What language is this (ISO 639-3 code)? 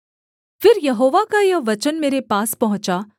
hin